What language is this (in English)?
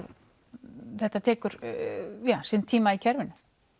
Icelandic